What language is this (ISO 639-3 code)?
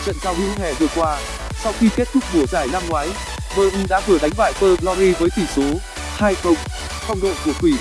vie